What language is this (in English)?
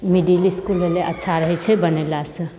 Maithili